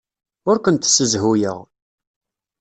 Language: Kabyle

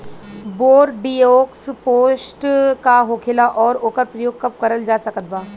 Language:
Bhojpuri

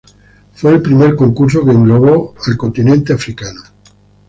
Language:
Spanish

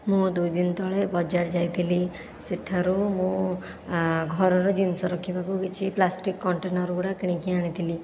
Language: Odia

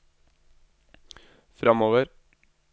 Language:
Norwegian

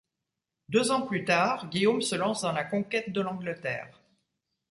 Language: French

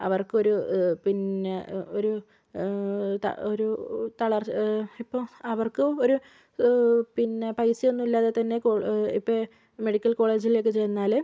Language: Malayalam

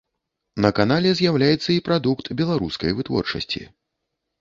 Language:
Belarusian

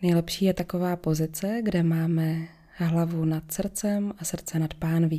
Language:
Czech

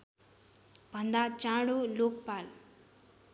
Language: Nepali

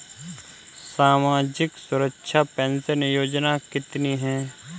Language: Hindi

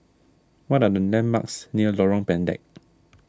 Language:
English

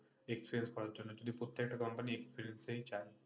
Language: Bangla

